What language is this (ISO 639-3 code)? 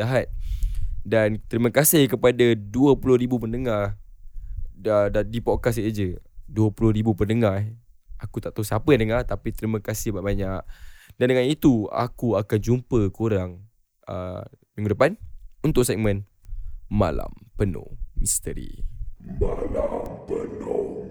msa